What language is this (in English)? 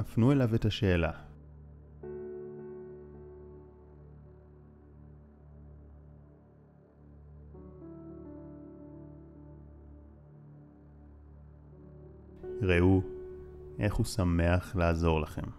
Hebrew